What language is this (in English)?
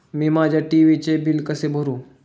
Marathi